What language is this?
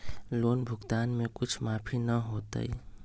Magahi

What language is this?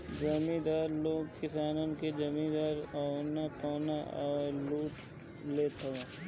Bhojpuri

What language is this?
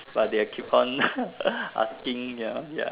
English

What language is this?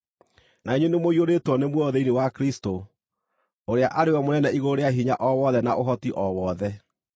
Kikuyu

